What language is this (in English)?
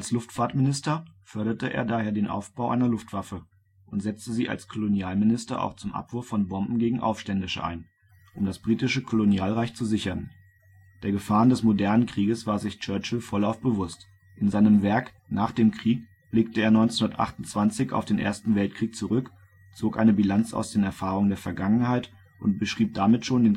German